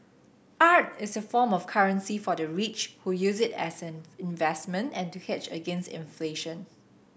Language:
English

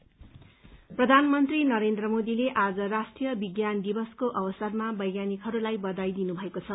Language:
Nepali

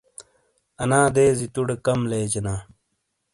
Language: Shina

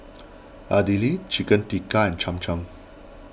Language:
English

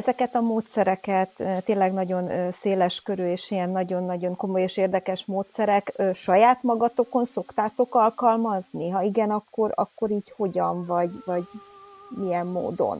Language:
Hungarian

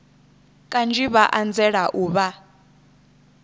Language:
Venda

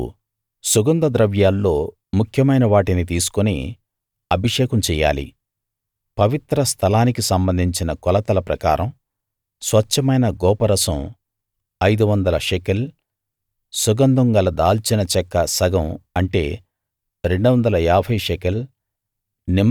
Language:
Telugu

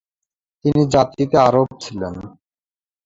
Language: Bangla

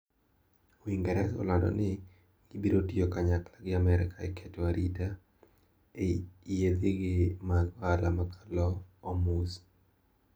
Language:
Luo (Kenya and Tanzania)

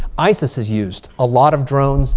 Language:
English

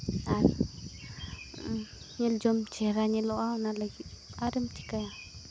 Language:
Santali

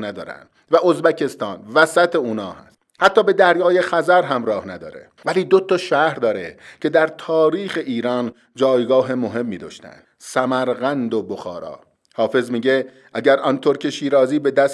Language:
Persian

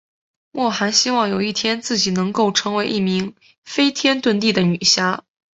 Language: Chinese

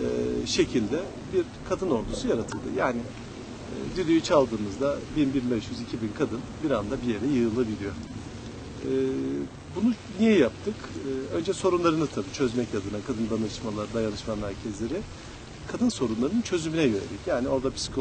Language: Turkish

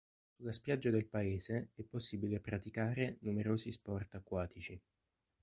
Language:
Italian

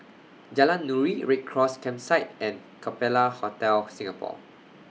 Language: English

